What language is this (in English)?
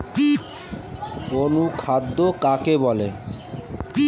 Bangla